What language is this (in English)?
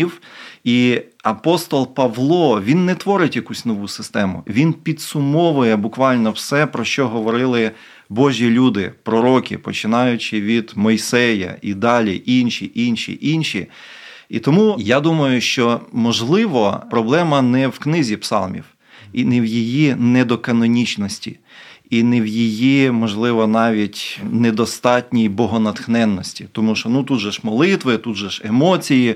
Ukrainian